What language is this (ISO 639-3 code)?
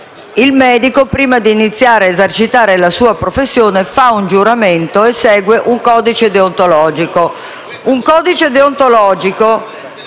ita